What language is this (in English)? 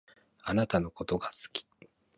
Japanese